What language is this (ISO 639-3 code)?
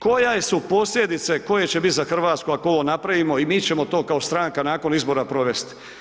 hrv